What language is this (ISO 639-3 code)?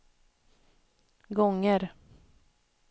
swe